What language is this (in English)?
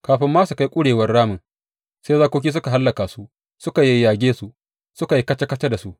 Hausa